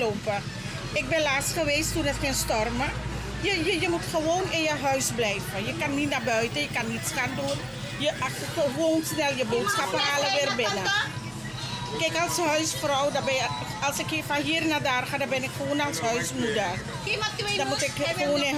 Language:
Dutch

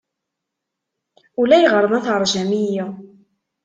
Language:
Kabyle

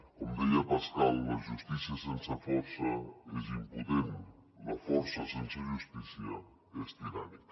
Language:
Catalan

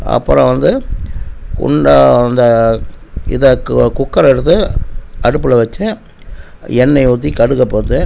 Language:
Tamil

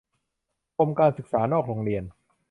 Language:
Thai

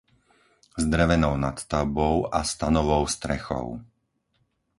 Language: Slovak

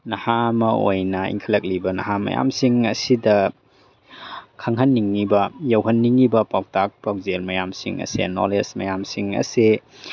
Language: Manipuri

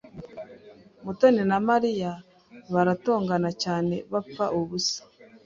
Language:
Kinyarwanda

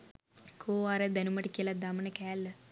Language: Sinhala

